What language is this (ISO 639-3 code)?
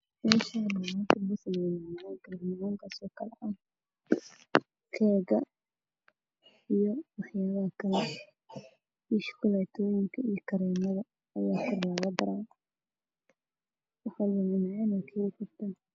som